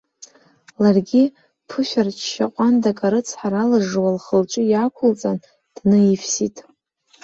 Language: Abkhazian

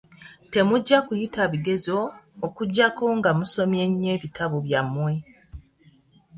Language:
Ganda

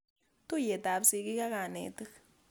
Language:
Kalenjin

